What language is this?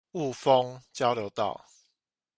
Chinese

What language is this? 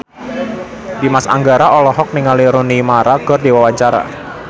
Sundanese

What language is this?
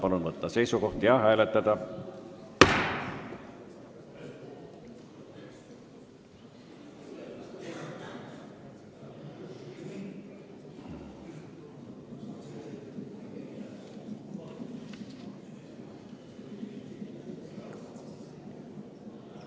Estonian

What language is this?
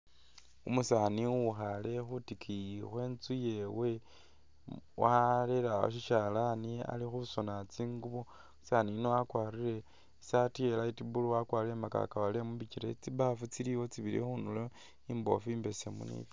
Masaaba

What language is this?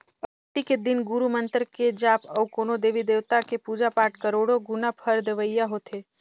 Chhattisgarhi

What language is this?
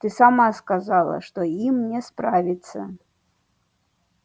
Russian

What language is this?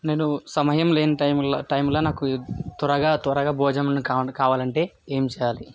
Telugu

